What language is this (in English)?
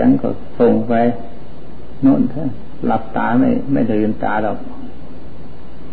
Thai